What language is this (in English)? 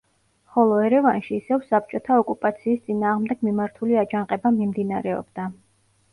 Georgian